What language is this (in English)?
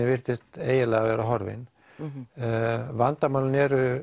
Icelandic